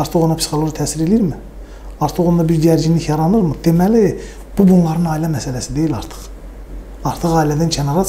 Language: Turkish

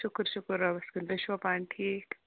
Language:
Kashmiri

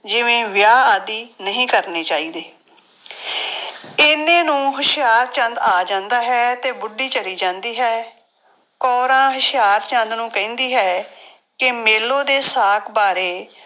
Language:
Punjabi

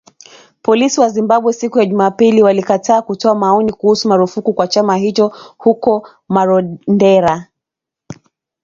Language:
Swahili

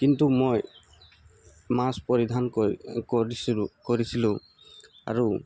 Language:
Assamese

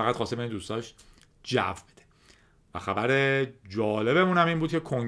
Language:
Persian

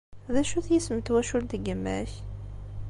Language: Kabyle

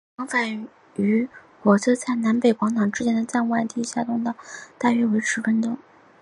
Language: Chinese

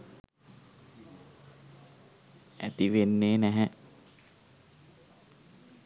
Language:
Sinhala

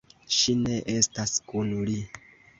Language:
Esperanto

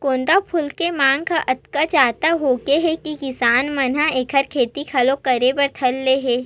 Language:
Chhattisgarhi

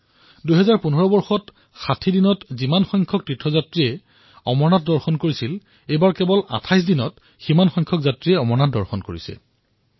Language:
Assamese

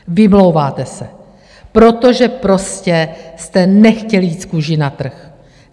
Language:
Czech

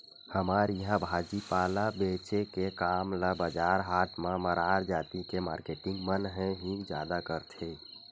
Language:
Chhattisgarhi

